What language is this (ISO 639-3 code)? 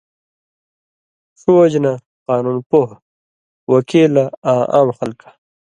mvy